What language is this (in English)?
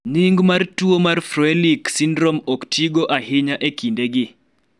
Luo (Kenya and Tanzania)